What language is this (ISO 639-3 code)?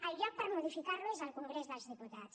cat